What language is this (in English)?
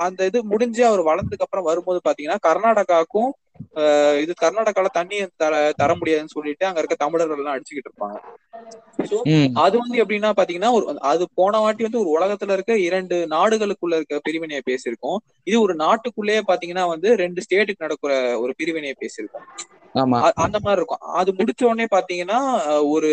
Tamil